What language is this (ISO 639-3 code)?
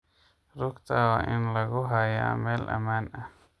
som